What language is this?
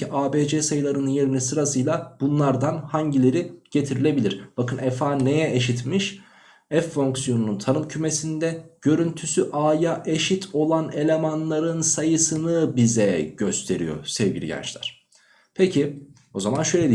Turkish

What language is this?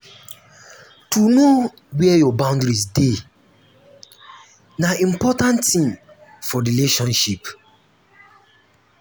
Nigerian Pidgin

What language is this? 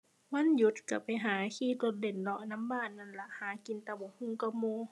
Thai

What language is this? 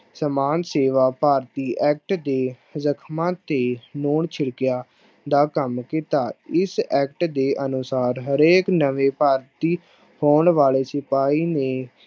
Punjabi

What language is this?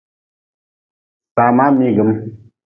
Nawdm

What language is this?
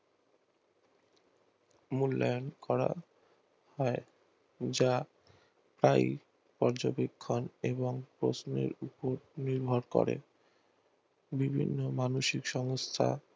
Bangla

